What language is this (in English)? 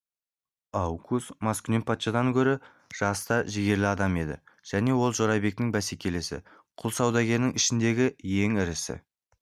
Kazakh